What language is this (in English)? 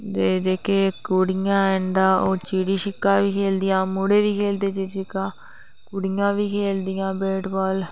Dogri